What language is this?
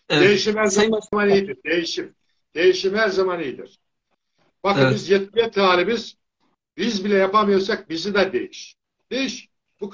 Turkish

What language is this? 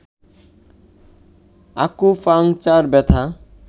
Bangla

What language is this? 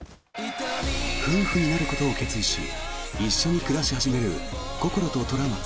Japanese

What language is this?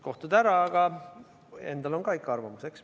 Estonian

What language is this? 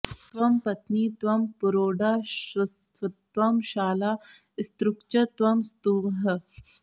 Sanskrit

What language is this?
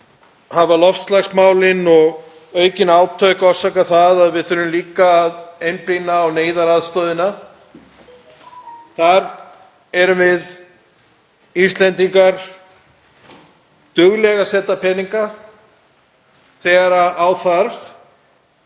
Icelandic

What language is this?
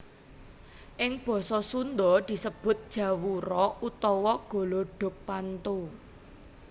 Javanese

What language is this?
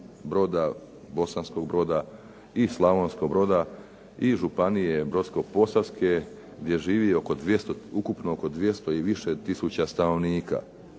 Croatian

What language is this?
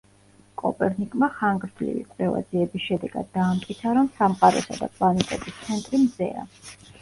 Georgian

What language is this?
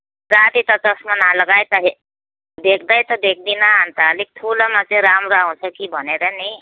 Nepali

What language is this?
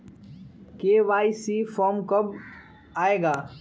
Magahi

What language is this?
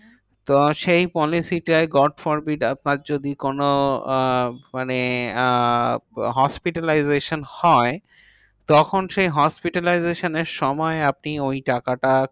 Bangla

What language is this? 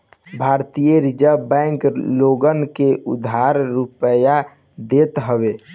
Bhojpuri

